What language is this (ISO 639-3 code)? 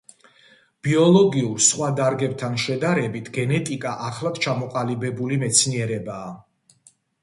kat